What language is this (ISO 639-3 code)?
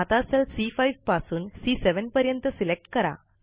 mar